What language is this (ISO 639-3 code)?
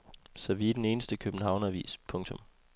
dan